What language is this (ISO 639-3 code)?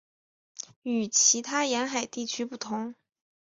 zho